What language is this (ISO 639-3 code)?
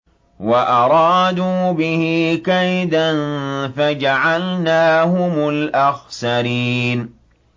ara